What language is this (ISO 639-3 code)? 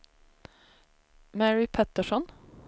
swe